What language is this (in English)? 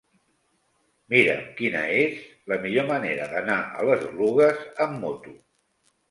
Catalan